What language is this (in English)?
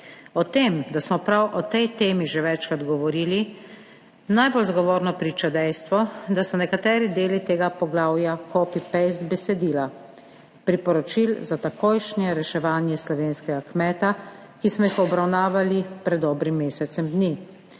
Slovenian